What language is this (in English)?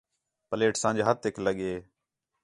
Khetrani